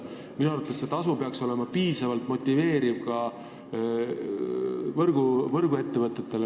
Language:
Estonian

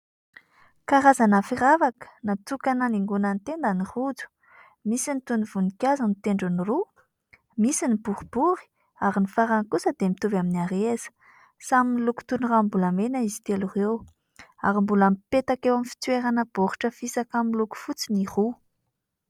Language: Malagasy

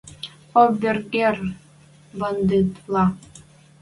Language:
Western Mari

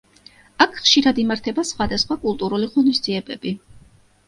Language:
Georgian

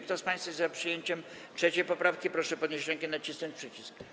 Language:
Polish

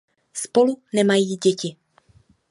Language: Czech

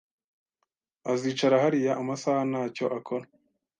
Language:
Kinyarwanda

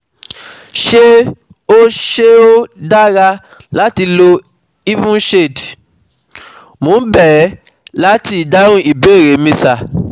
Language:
Yoruba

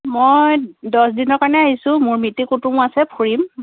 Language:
Assamese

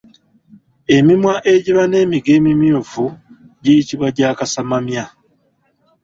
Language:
Ganda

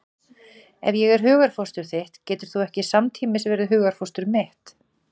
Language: Icelandic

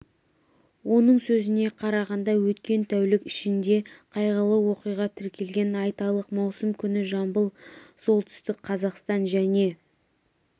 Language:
Kazakh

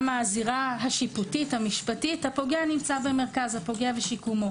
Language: Hebrew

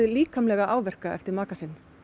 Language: Icelandic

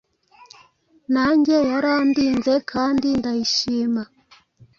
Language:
Kinyarwanda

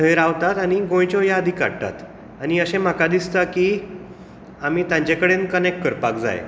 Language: Konkani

